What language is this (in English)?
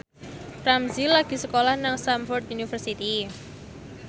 Javanese